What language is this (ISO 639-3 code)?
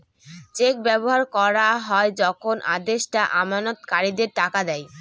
ben